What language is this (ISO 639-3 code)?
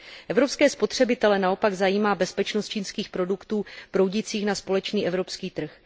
ces